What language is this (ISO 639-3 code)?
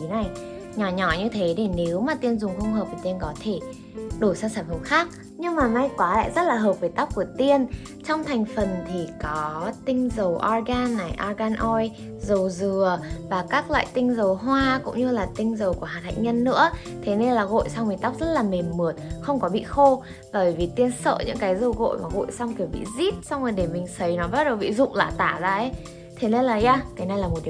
vie